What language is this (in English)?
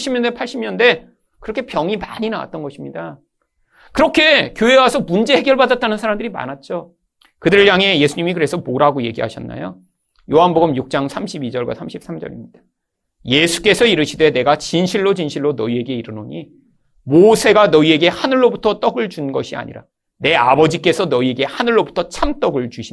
Korean